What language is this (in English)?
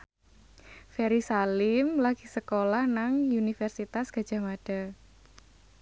Javanese